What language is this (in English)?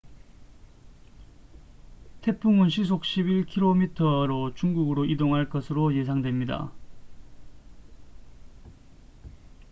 Korean